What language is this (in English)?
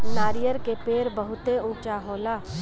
Bhojpuri